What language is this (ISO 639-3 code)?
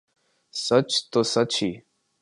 urd